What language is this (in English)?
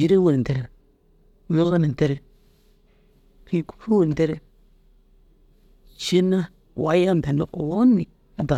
Dazaga